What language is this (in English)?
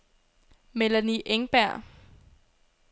Danish